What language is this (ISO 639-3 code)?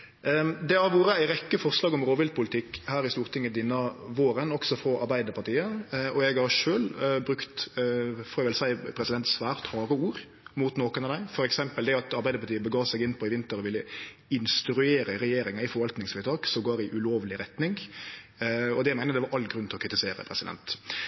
nno